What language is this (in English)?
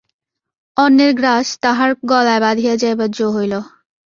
Bangla